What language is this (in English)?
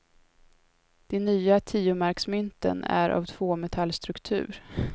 Swedish